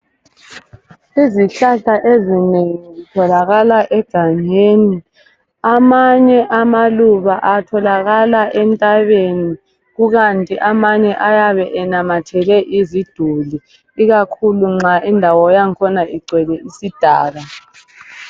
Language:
North Ndebele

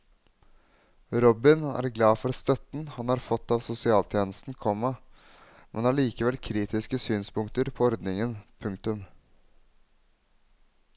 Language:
Norwegian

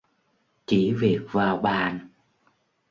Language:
Vietnamese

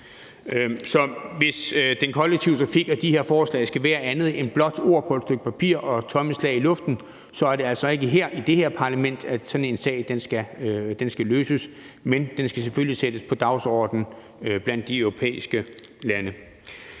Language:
Danish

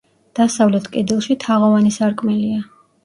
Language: Georgian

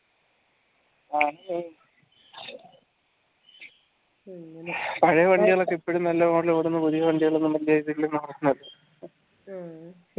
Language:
Malayalam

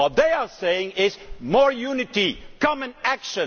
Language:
English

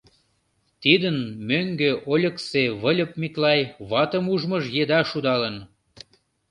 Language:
Mari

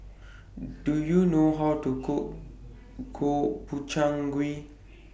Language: English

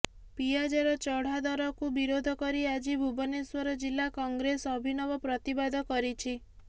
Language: Odia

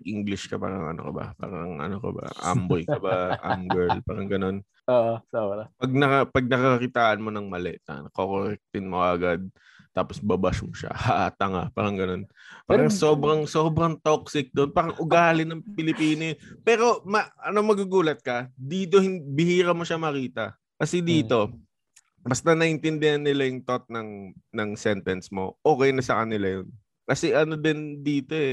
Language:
Filipino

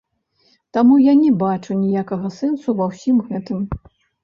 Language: Belarusian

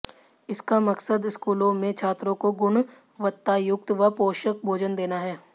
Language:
Hindi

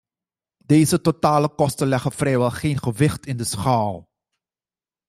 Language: Dutch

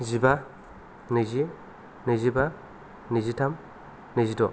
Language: Bodo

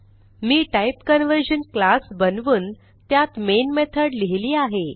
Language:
Marathi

